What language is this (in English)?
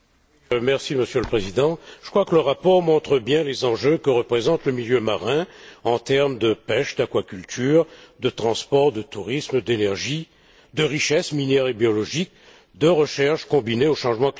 French